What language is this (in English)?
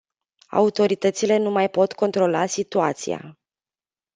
Romanian